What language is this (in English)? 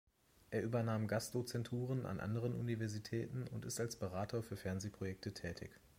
German